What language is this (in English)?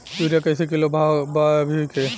Bhojpuri